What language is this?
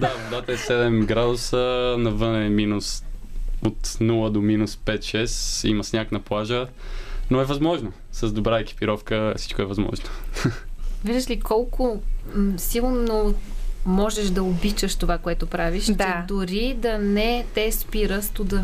Bulgarian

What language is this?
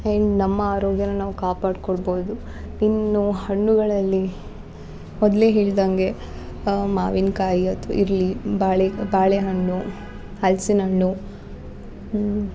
Kannada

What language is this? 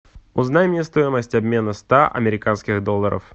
Russian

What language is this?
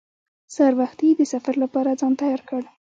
Pashto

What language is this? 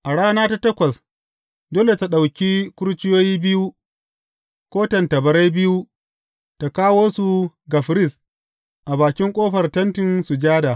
Hausa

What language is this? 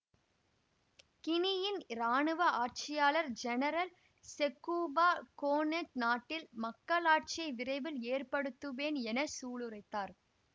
Tamil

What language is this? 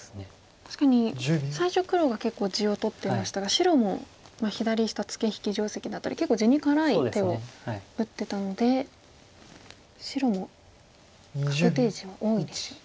Japanese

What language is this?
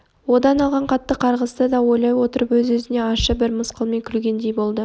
Kazakh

